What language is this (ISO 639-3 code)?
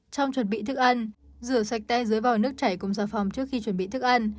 vie